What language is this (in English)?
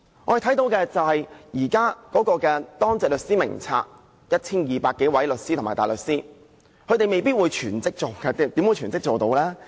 Cantonese